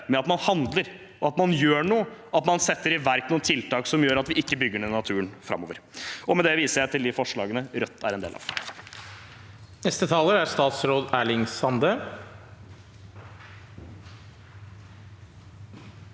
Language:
Norwegian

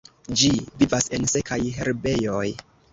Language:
Esperanto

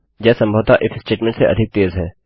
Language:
Hindi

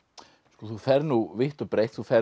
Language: Icelandic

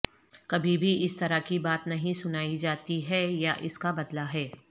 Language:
Urdu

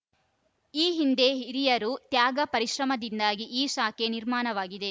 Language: Kannada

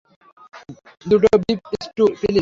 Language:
Bangla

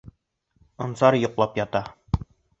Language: Bashkir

